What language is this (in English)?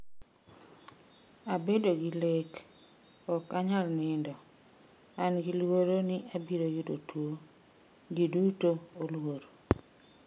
Luo (Kenya and Tanzania)